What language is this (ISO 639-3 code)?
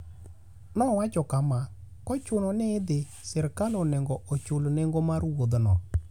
luo